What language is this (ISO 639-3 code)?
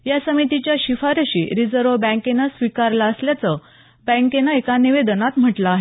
mar